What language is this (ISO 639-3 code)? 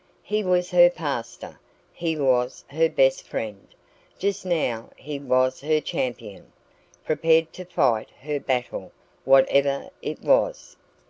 eng